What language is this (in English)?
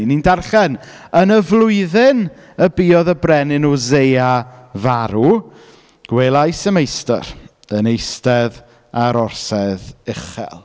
Welsh